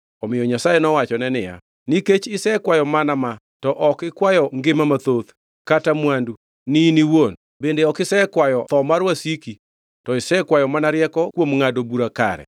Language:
Luo (Kenya and Tanzania)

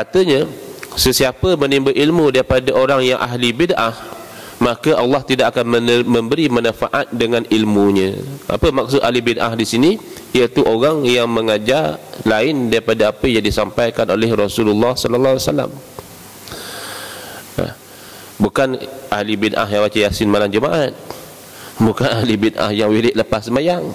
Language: Malay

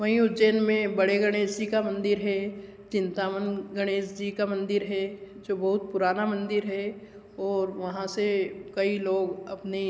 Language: Hindi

